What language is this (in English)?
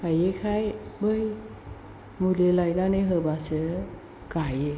Bodo